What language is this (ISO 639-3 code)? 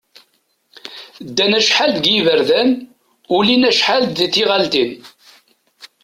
kab